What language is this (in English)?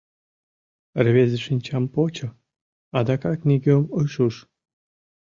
Mari